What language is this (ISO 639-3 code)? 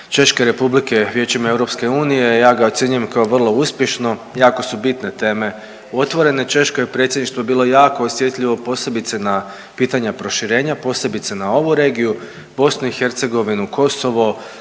hrv